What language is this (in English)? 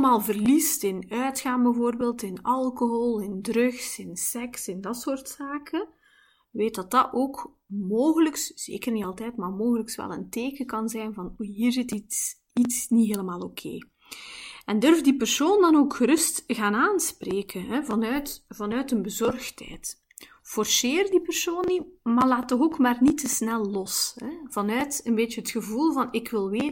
Dutch